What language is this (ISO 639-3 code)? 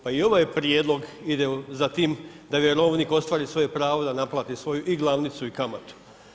hrv